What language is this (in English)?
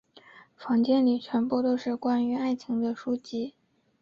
Chinese